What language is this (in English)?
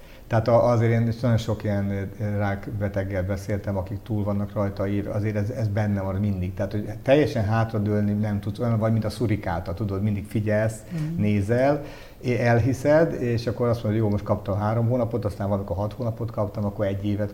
Hungarian